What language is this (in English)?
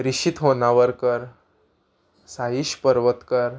Konkani